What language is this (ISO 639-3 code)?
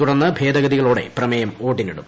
mal